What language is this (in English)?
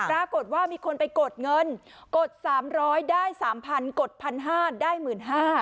Thai